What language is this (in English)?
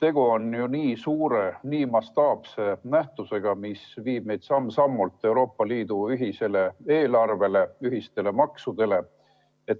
Estonian